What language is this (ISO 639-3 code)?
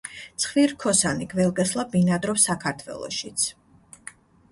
kat